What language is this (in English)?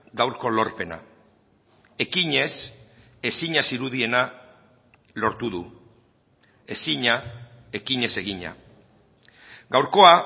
Basque